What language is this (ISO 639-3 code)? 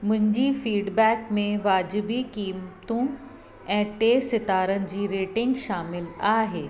snd